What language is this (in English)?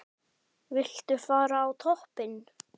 Icelandic